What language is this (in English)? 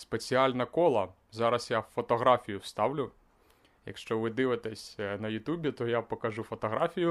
Ukrainian